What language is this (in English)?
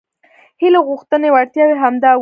Pashto